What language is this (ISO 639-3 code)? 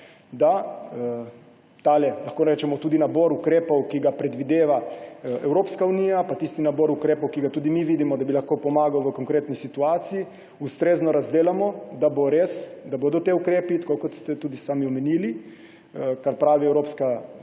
slv